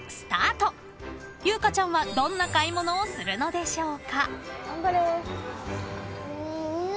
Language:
Japanese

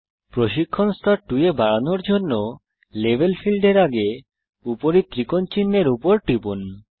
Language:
Bangla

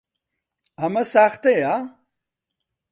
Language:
Central Kurdish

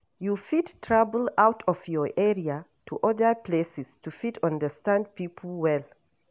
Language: Nigerian Pidgin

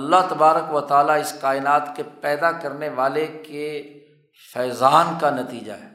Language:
Urdu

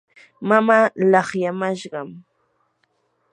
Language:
Yanahuanca Pasco Quechua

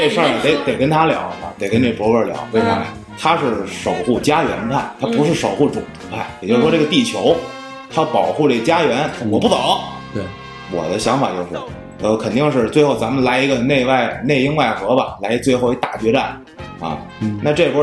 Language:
Chinese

